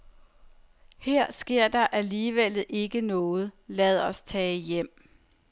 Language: Danish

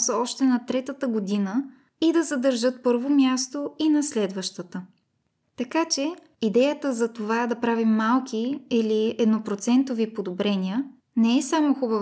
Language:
Bulgarian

